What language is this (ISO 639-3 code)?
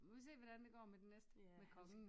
dan